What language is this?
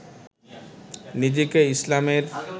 Bangla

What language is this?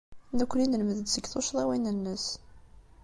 Kabyle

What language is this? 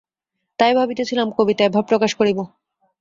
Bangla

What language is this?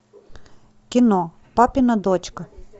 Russian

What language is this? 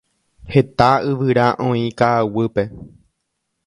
Guarani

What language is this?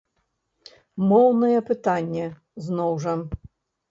Belarusian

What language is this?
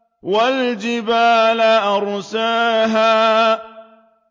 Arabic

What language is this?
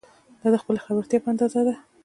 Pashto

